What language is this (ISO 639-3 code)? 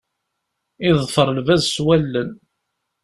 kab